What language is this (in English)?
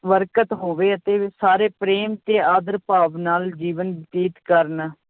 Punjabi